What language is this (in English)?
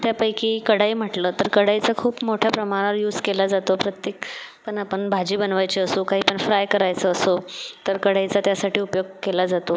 Marathi